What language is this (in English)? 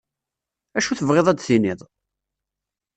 Kabyle